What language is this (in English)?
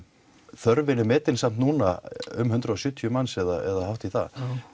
Icelandic